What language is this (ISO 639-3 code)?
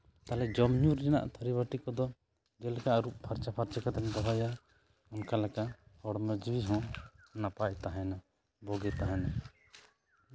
sat